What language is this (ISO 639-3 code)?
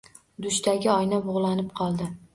uzb